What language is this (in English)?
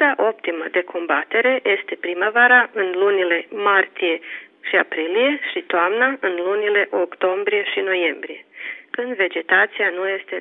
Romanian